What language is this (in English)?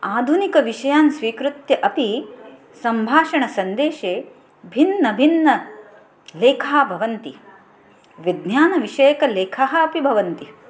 Sanskrit